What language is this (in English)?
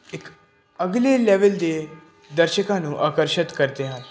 Punjabi